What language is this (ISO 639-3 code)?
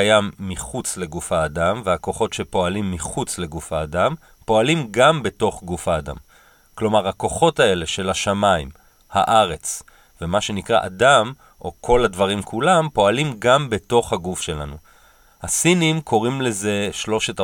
heb